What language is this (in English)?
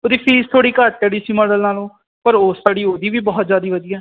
Punjabi